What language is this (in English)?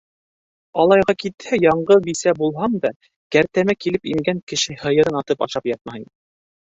Bashkir